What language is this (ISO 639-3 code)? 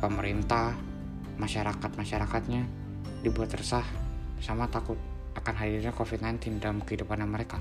ind